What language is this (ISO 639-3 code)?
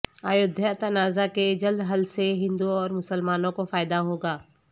urd